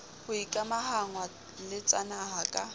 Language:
Southern Sotho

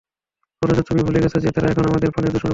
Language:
Bangla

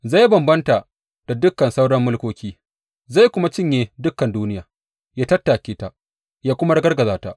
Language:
Hausa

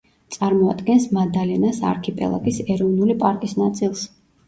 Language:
Georgian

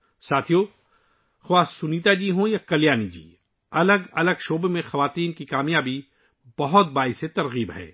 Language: Urdu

